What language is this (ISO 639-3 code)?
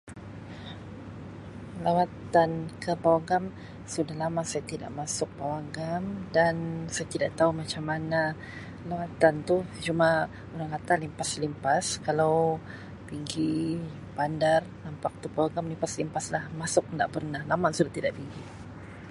msi